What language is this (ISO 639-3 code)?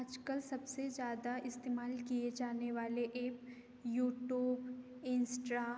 hin